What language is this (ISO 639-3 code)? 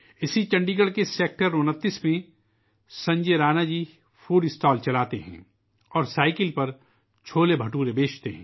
urd